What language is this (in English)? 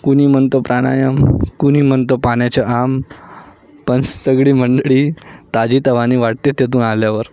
Marathi